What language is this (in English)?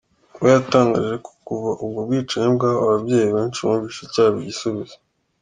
Kinyarwanda